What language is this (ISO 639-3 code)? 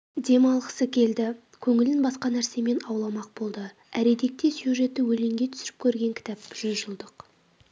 kaz